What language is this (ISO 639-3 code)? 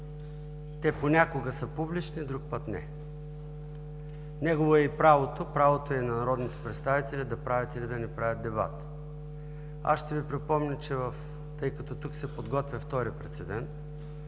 bul